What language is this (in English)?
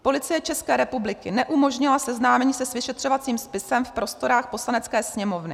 Czech